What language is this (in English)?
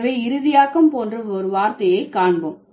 Tamil